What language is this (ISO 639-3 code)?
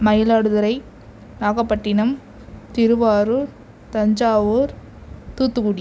tam